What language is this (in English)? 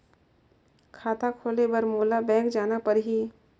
Chhattisgarhi